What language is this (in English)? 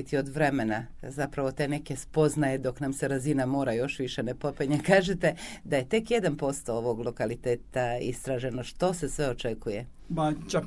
Croatian